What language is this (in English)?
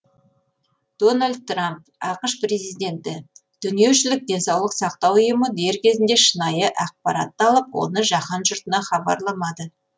Kazakh